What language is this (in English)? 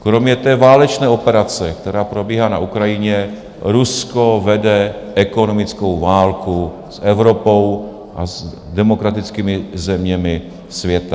Czech